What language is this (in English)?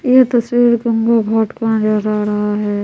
Hindi